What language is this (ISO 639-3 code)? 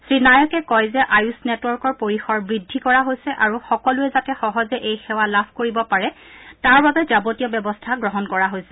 asm